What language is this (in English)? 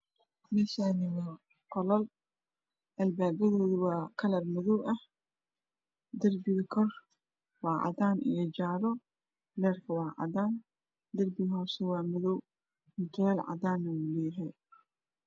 Somali